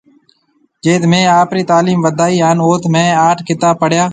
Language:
Marwari (Pakistan)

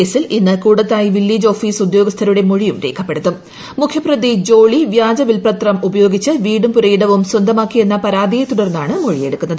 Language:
Malayalam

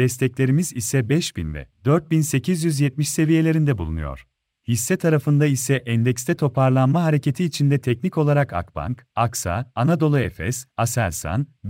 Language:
Turkish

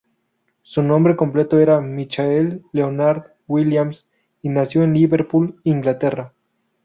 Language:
Spanish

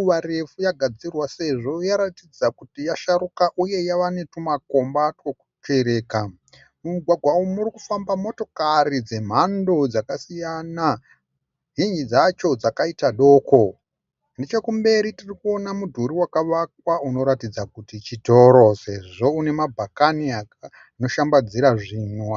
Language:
Shona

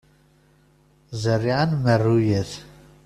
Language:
Kabyle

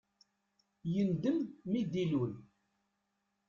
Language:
Kabyle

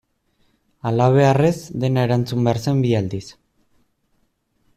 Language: Basque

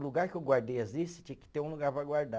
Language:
Portuguese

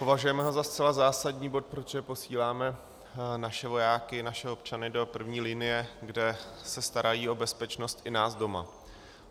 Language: Czech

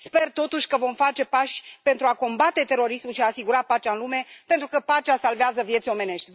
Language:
Romanian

